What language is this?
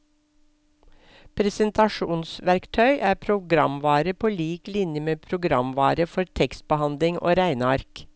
Norwegian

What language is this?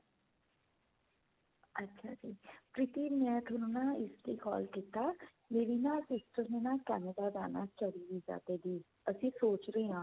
Punjabi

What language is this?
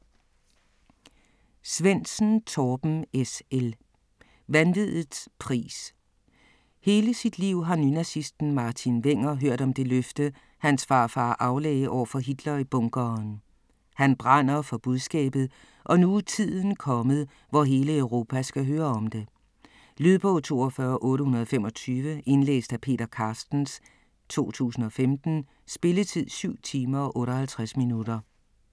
Danish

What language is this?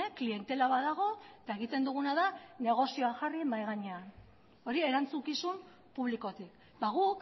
Basque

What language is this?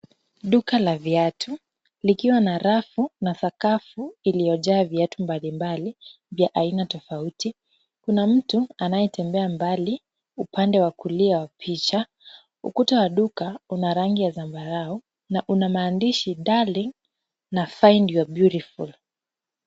Swahili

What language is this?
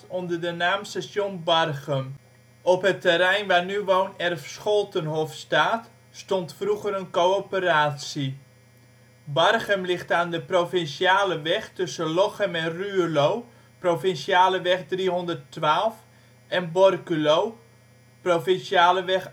Dutch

